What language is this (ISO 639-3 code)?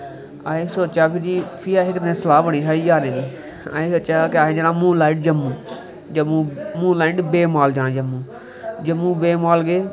doi